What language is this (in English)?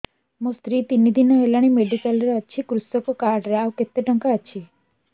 Odia